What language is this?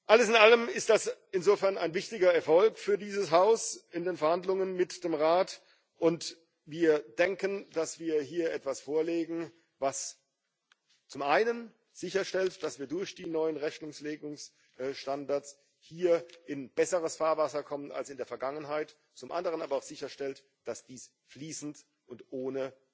German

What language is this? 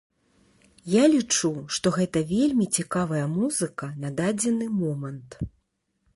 Belarusian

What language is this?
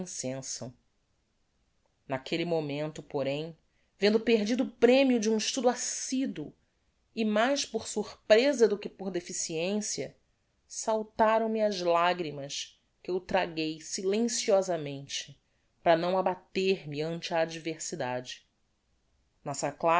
Portuguese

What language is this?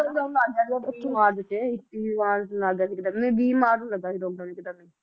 Punjabi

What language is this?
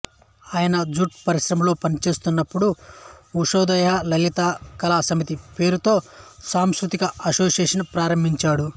Telugu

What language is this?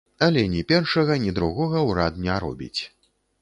Belarusian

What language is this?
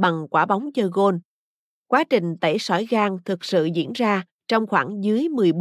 Vietnamese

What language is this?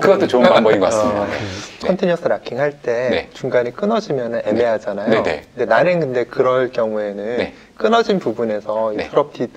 Korean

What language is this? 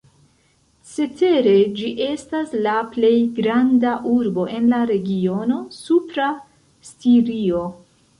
Esperanto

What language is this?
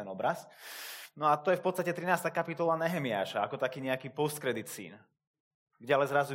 Slovak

